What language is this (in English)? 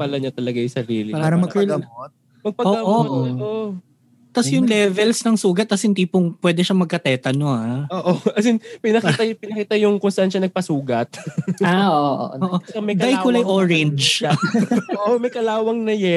Filipino